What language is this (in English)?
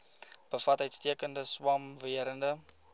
Afrikaans